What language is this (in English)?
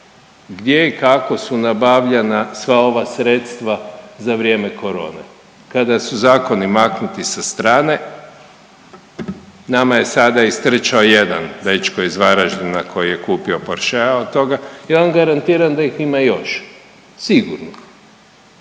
Croatian